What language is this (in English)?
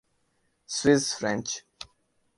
Urdu